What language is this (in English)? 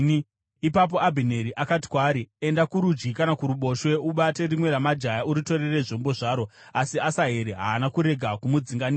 Shona